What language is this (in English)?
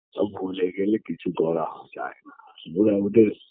Bangla